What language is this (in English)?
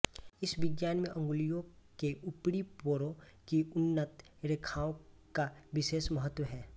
Hindi